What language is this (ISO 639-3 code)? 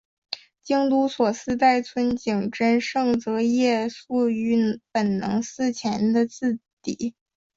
zho